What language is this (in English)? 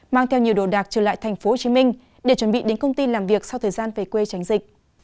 Vietnamese